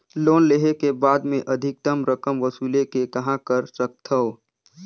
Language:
Chhattisgarhi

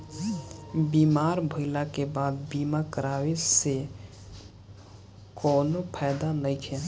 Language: Bhojpuri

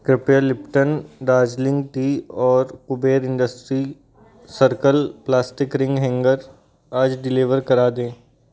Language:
Hindi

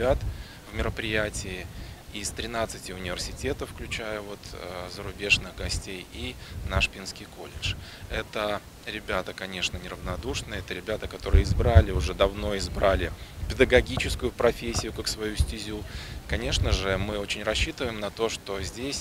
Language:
Russian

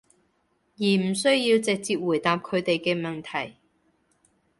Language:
Cantonese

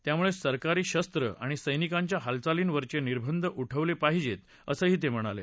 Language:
Marathi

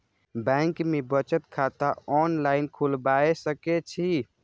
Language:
Maithili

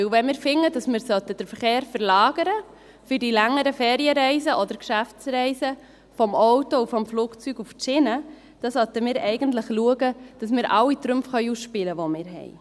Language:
Swiss German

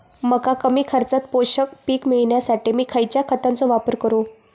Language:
Marathi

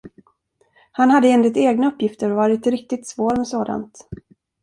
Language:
Swedish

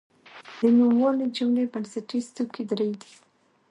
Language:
Pashto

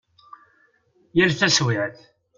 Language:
Kabyle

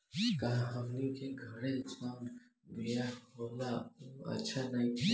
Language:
Bhojpuri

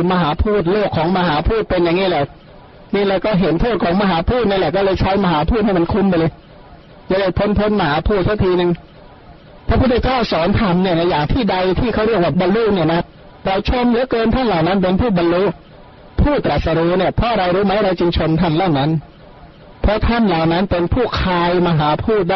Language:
Thai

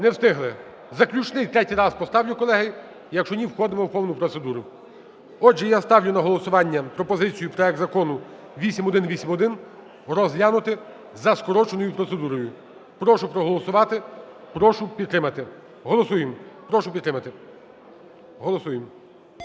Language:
Ukrainian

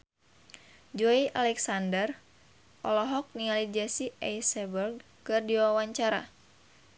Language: Sundanese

